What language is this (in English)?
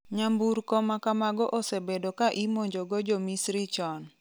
Luo (Kenya and Tanzania)